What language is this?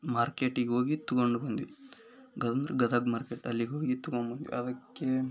Kannada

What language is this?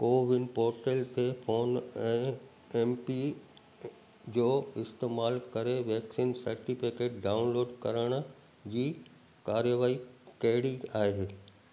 Sindhi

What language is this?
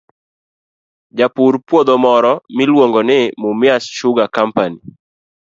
Luo (Kenya and Tanzania)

